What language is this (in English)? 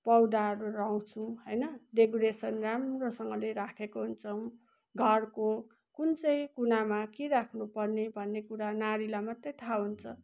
Nepali